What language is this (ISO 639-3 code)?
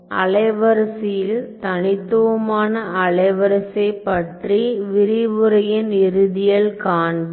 tam